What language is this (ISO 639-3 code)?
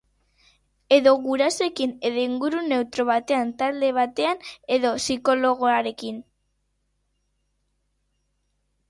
eus